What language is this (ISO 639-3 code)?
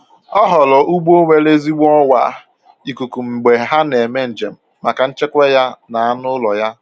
ibo